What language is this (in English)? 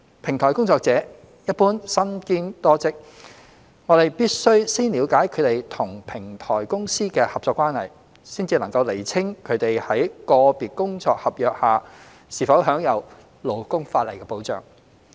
Cantonese